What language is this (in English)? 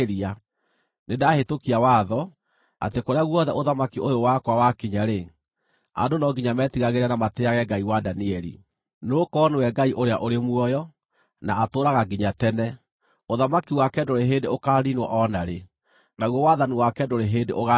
Kikuyu